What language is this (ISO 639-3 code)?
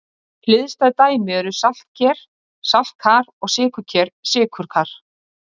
isl